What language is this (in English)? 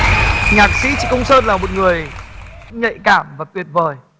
Vietnamese